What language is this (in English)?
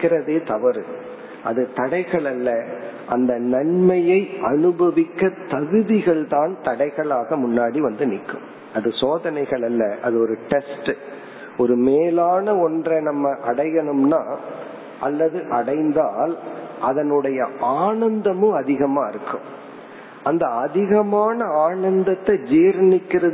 Tamil